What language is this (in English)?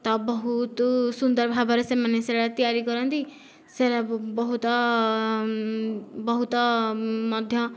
Odia